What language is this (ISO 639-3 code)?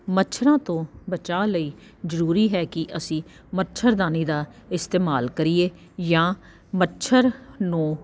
pan